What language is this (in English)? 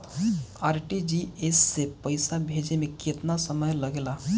Bhojpuri